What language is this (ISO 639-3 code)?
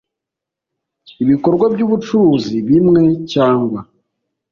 kin